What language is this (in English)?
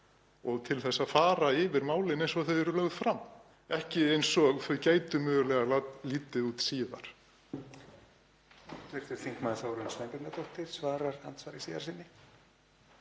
Icelandic